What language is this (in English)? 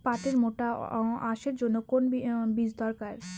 Bangla